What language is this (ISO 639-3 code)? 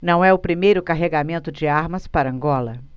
por